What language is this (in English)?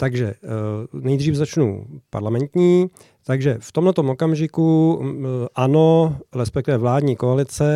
Czech